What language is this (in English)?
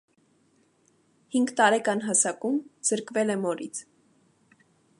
Armenian